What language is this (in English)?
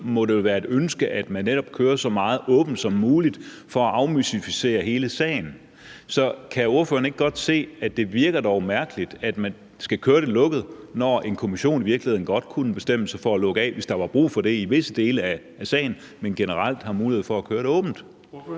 Danish